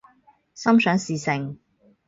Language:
Cantonese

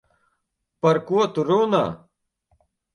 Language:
Latvian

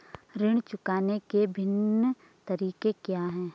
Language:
Hindi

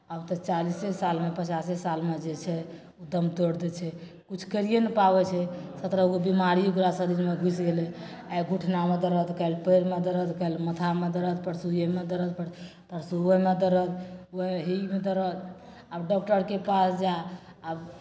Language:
Maithili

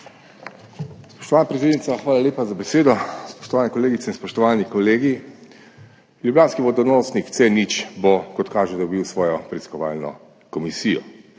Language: Slovenian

